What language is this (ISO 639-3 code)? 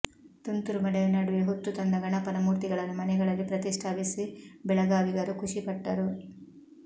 kan